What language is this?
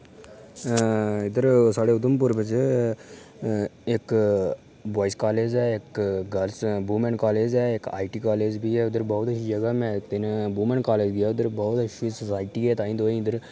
Dogri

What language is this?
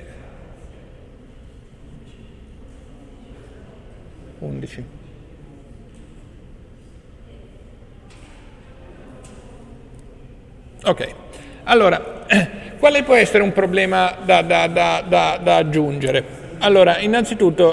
Italian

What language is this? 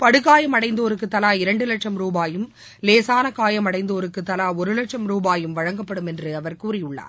Tamil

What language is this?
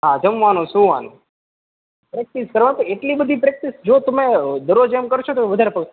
Gujarati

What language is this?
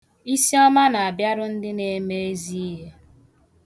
Igbo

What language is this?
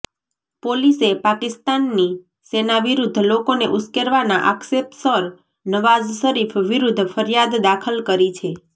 Gujarati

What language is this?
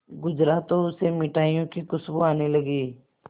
Hindi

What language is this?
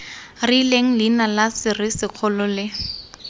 Tswana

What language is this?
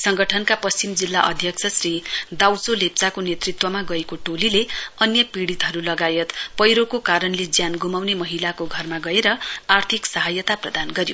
Nepali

